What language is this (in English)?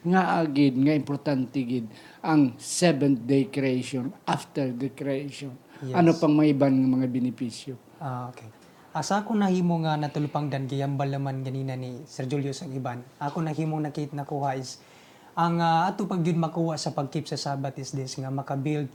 Filipino